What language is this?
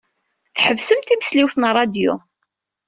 Kabyle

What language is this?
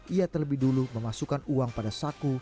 Indonesian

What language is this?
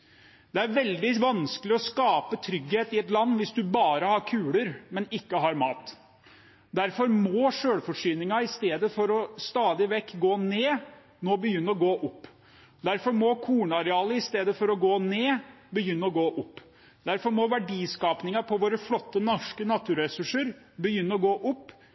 Norwegian Bokmål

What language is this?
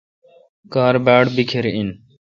Kalkoti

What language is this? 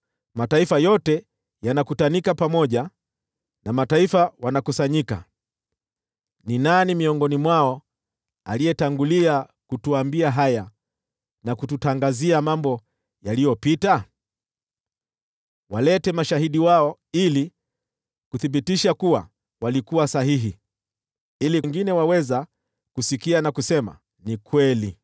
Swahili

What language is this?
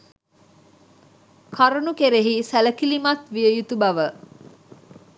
Sinhala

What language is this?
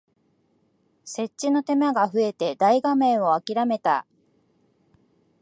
Japanese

